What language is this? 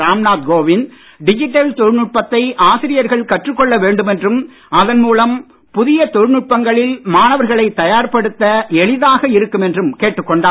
Tamil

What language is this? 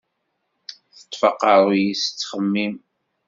Kabyle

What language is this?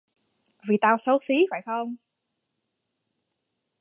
Vietnamese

